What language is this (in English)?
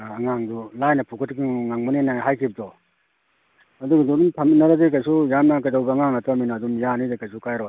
Manipuri